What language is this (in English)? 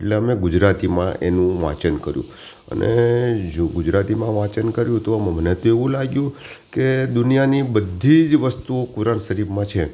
Gujarati